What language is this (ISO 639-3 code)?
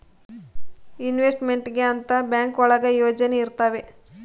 kan